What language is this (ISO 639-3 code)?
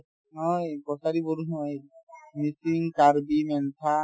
asm